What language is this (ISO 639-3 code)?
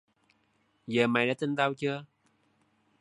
vie